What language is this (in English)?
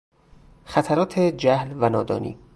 Persian